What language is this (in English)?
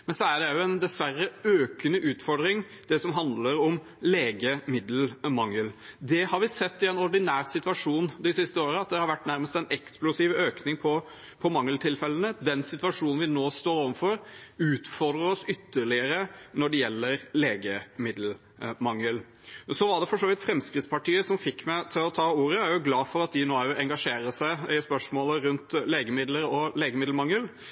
Norwegian Bokmål